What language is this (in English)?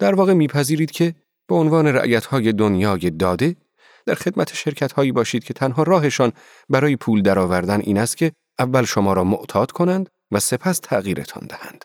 Persian